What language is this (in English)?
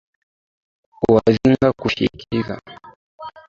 Swahili